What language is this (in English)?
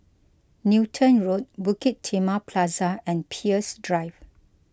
English